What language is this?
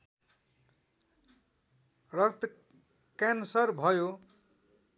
Nepali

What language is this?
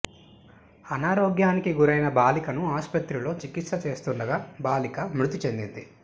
Telugu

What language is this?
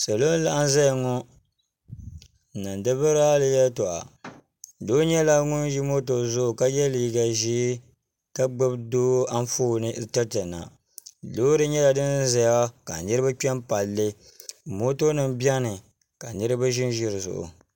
Dagbani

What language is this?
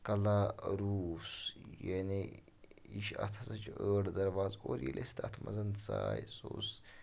Kashmiri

